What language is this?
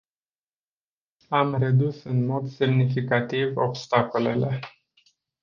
Romanian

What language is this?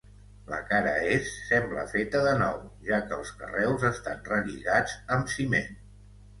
Catalan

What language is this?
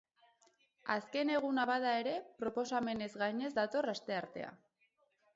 Basque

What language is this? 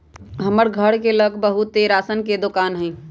Magahi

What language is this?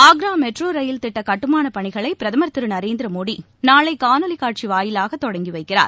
Tamil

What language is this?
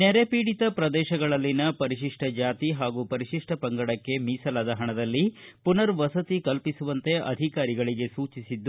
Kannada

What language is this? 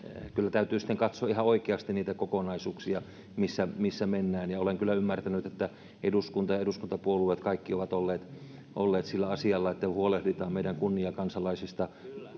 Finnish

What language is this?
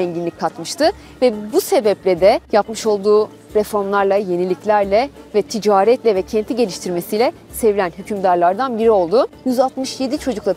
Turkish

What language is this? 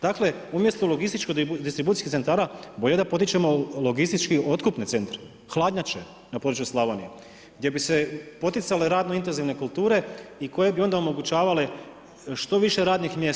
Croatian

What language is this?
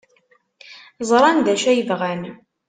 Kabyle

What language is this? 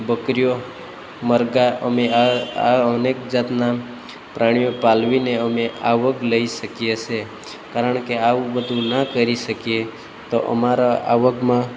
Gujarati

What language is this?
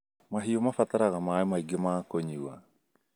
Kikuyu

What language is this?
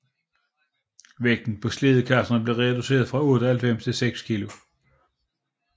Danish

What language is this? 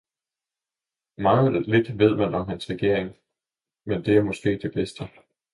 Danish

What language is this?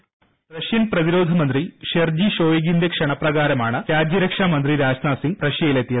Malayalam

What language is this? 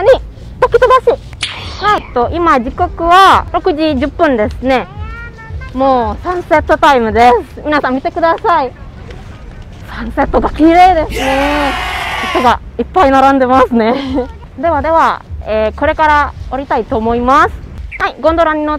Japanese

